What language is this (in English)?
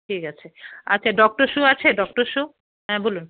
Bangla